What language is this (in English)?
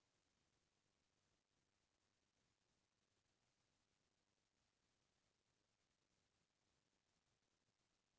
Chhattisgarhi